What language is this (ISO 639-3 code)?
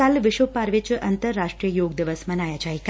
pan